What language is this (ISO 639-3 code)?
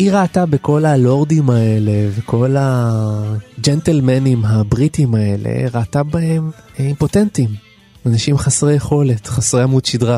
heb